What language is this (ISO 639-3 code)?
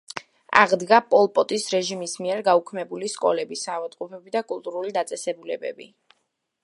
kat